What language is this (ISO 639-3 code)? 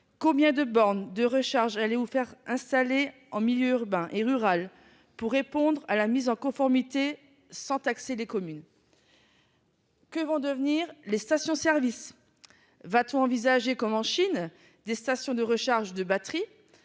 fra